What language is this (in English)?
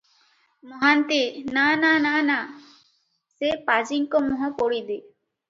Odia